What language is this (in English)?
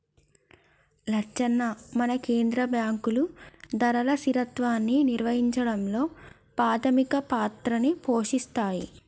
Telugu